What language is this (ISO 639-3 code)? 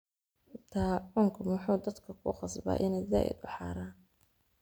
som